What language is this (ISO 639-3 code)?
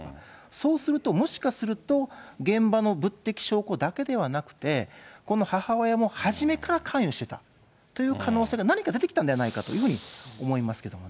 jpn